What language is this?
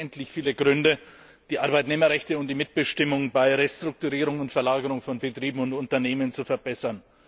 German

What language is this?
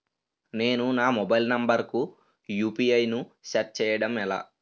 Telugu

